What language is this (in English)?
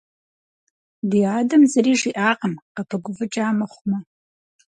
Kabardian